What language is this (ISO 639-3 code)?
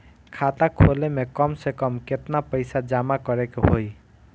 bho